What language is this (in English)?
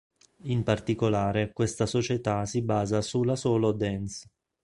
Italian